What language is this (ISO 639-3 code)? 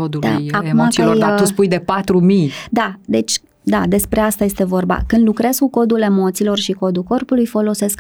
ron